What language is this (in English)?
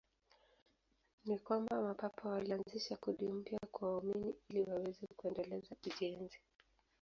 Swahili